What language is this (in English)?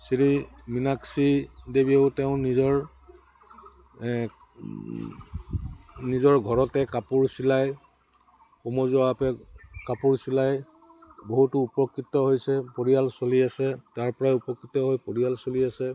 Assamese